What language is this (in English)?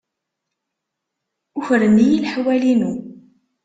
Kabyle